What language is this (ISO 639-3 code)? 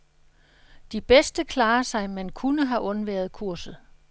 dan